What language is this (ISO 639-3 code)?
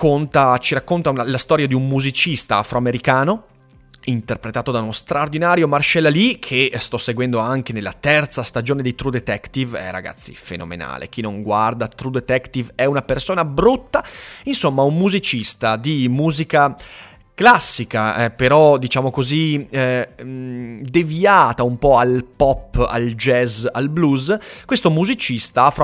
ita